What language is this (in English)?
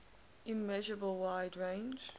English